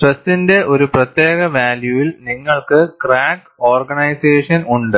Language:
Malayalam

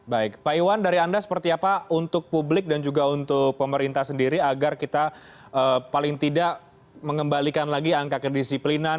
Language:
Indonesian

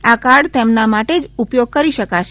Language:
Gujarati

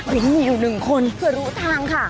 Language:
Thai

